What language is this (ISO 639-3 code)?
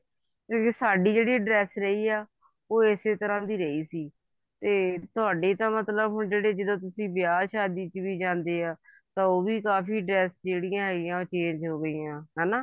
pan